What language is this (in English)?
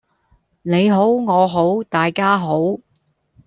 Cantonese